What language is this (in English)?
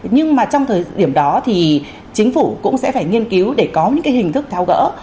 Vietnamese